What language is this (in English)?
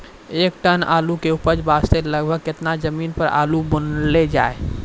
Maithili